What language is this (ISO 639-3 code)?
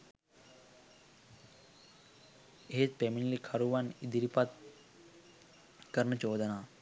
sin